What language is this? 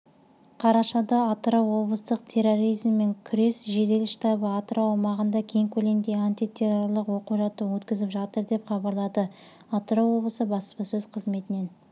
Kazakh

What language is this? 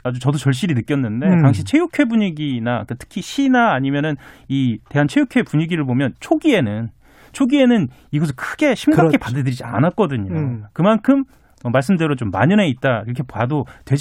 Korean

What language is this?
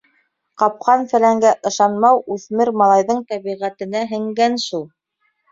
Bashkir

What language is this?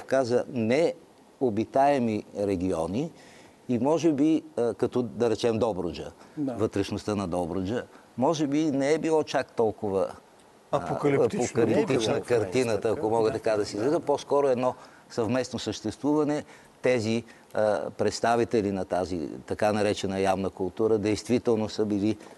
Bulgarian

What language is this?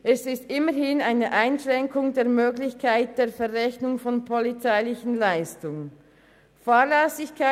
Swiss German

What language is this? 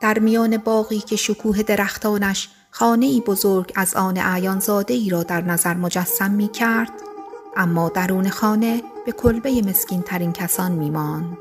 Persian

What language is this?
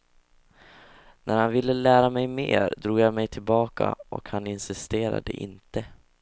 Swedish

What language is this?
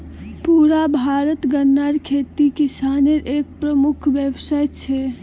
Magahi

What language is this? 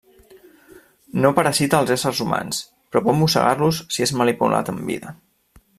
Catalan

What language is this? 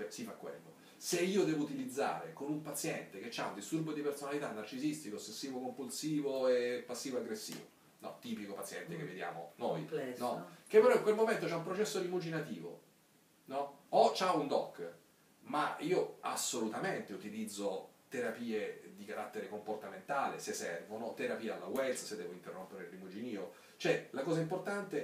Italian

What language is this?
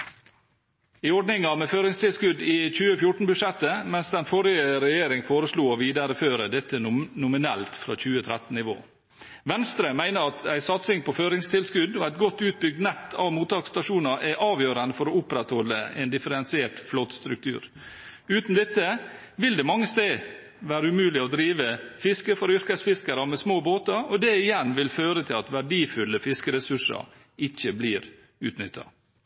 Norwegian Bokmål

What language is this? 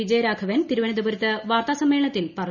Malayalam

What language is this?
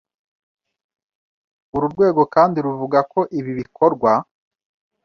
Kinyarwanda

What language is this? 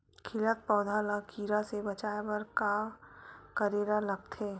Chhattisgarhi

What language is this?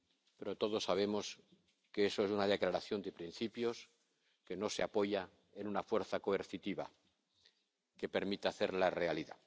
Spanish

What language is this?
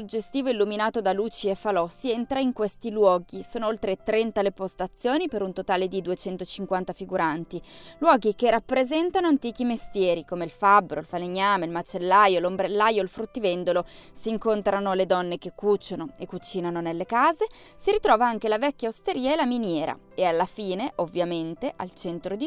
Italian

